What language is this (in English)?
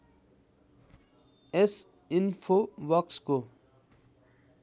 Nepali